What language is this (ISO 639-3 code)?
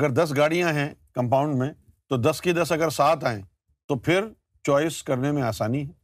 urd